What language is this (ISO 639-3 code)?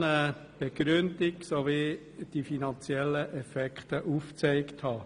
gsw